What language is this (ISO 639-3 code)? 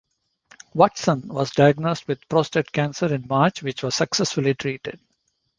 eng